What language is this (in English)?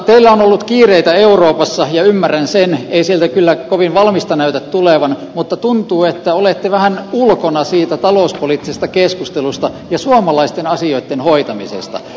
Finnish